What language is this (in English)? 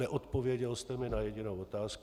Czech